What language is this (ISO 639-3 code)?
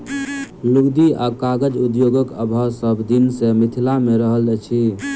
mai